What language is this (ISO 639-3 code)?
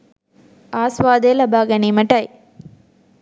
sin